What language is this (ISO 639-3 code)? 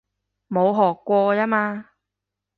yue